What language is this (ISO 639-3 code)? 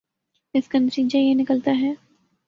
urd